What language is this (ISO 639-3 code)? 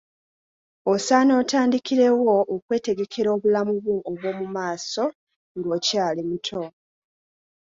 lug